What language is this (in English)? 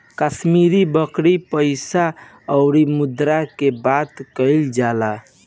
Bhojpuri